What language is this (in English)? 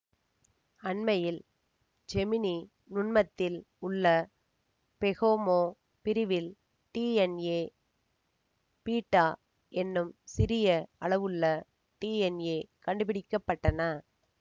Tamil